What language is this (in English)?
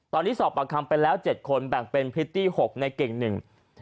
Thai